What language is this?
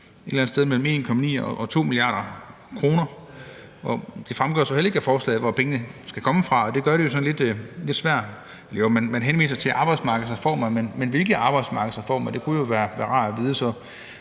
Danish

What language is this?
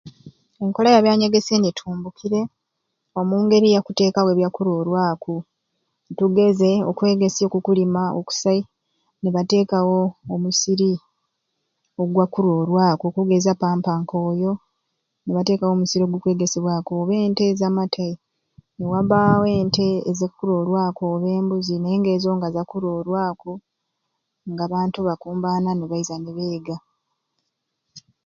Ruuli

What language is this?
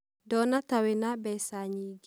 Kikuyu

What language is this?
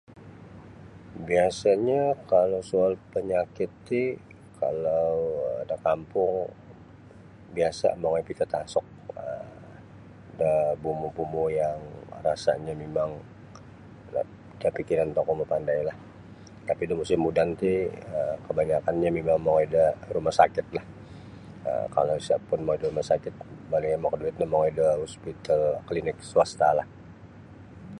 Sabah Bisaya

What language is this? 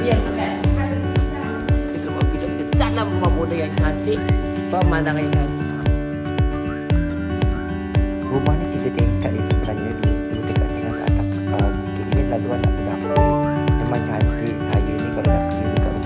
Malay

